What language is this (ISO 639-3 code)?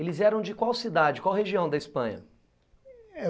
por